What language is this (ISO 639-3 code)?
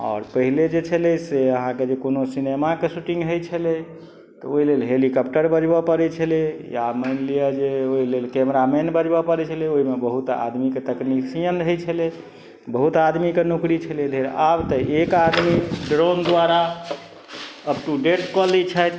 mai